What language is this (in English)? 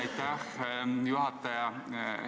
Estonian